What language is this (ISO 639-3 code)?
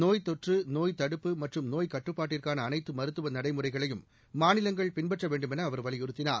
tam